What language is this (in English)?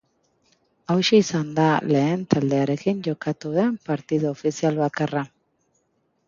Basque